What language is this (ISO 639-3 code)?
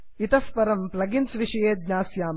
san